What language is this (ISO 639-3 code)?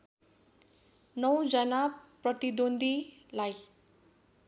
nep